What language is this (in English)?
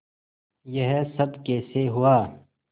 Hindi